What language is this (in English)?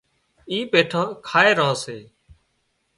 Wadiyara Koli